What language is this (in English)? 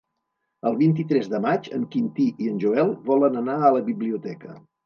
Catalan